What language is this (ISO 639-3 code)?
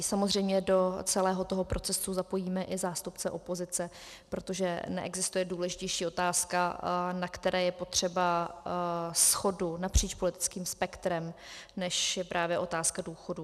ces